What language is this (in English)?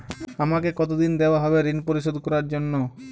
Bangla